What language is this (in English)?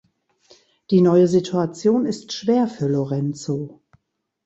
German